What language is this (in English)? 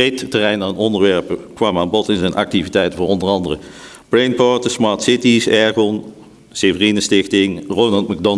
Dutch